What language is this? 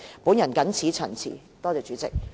Cantonese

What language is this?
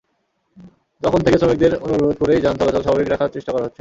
Bangla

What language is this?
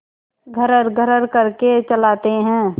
Hindi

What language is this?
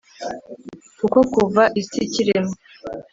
Kinyarwanda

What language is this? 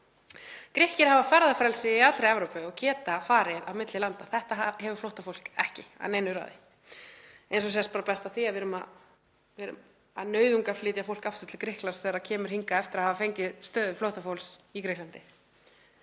Icelandic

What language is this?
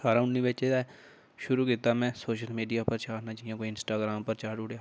Dogri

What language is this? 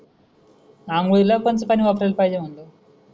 Marathi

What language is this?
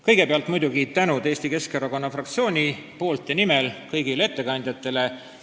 Estonian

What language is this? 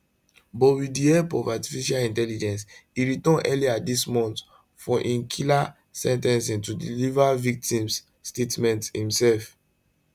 Nigerian Pidgin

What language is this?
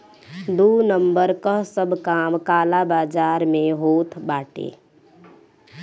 Bhojpuri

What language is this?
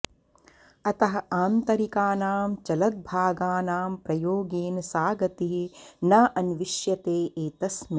Sanskrit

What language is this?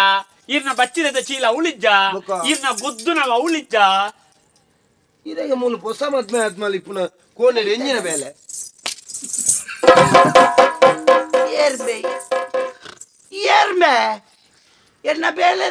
Arabic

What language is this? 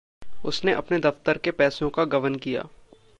Hindi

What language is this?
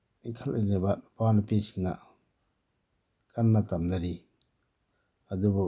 Manipuri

